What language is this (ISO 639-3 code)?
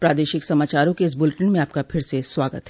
hin